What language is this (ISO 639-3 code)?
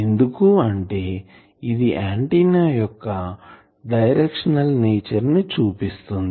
tel